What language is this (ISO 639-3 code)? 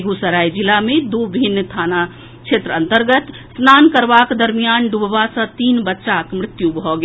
mai